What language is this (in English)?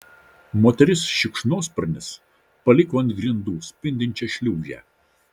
Lithuanian